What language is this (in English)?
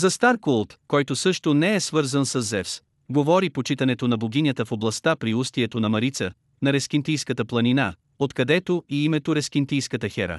Bulgarian